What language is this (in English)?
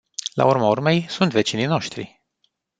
Romanian